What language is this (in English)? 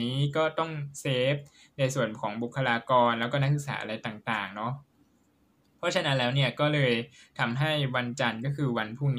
Thai